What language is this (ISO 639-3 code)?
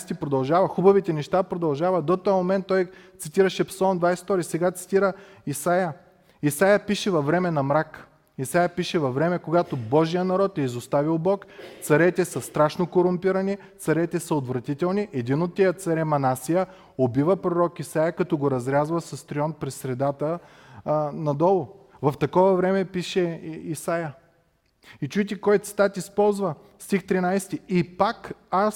bul